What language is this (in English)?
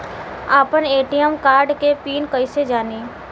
Bhojpuri